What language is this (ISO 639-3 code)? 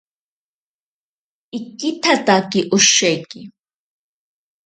prq